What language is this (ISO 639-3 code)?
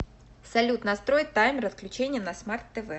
rus